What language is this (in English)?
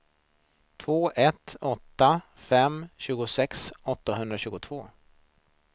Swedish